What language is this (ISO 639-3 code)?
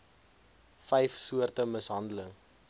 afr